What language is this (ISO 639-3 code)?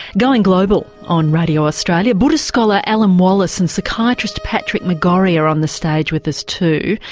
eng